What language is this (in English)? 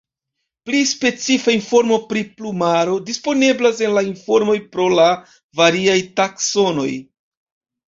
Esperanto